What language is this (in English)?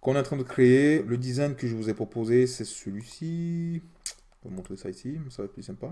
French